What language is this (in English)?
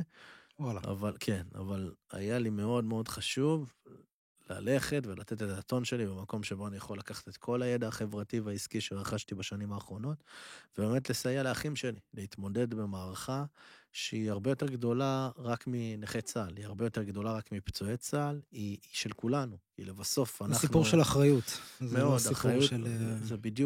Hebrew